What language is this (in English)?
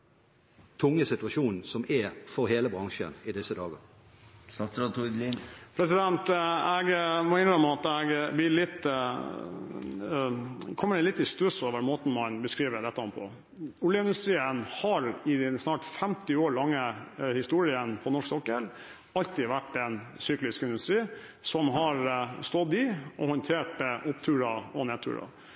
Norwegian Bokmål